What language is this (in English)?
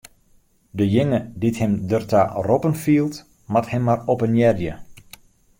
Western Frisian